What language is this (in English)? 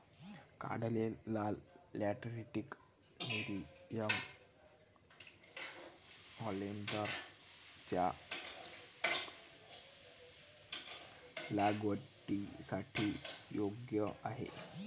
Marathi